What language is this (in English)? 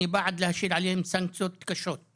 Hebrew